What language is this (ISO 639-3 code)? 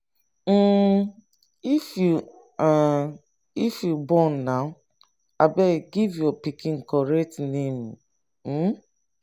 pcm